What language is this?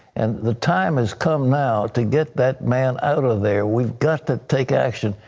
English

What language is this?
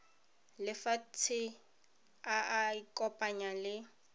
Tswana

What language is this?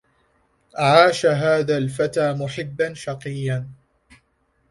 Arabic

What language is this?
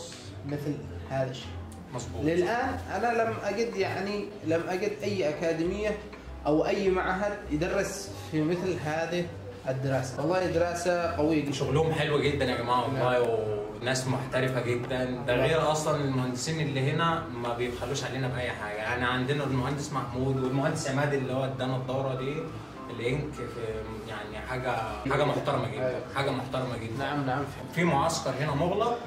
Arabic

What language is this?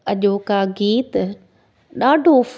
Sindhi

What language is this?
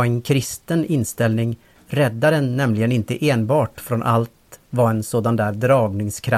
Swedish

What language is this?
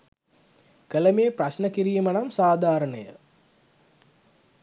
Sinhala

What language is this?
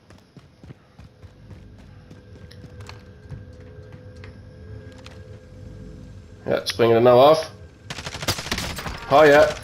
Dutch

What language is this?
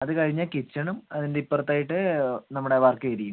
Malayalam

